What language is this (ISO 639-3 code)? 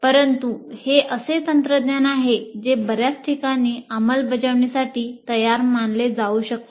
mar